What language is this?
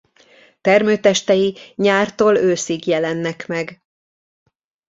Hungarian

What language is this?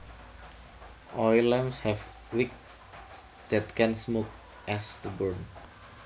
Javanese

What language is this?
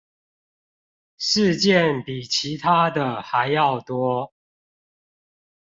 Chinese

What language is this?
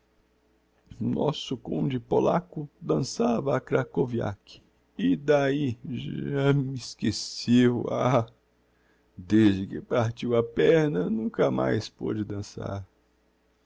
Portuguese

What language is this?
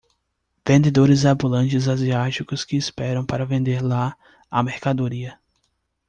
Portuguese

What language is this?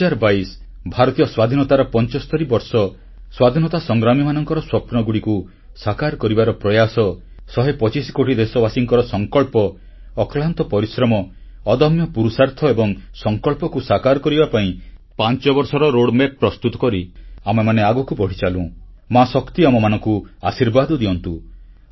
Odia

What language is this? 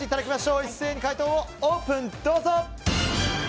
Japanese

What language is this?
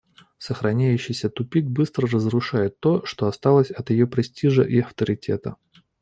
Russian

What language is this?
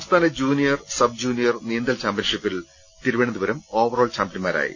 Malayalam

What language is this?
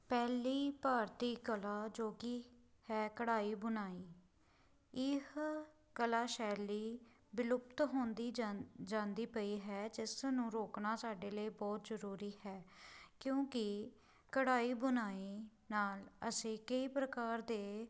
Punjabi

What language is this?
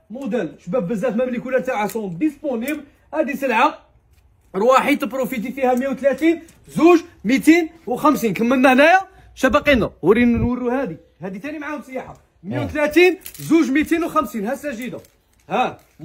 Arabic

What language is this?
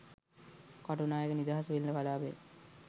Sinhala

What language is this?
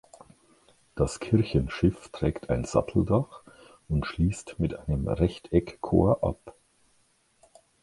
German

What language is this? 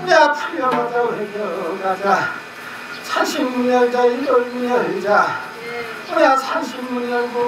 Korean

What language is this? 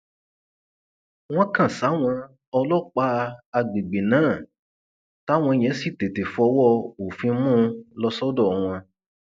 Yoruba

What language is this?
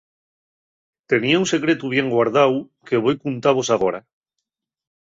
Asturian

